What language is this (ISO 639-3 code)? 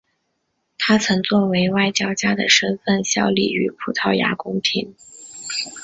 zho